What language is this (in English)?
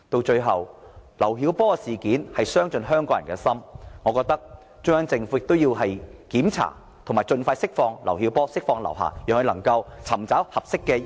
Cantonese